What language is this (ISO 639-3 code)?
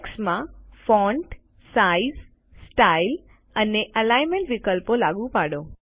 guj